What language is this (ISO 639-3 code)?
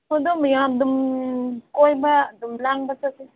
mni